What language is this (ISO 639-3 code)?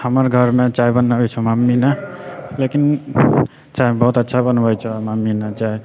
mai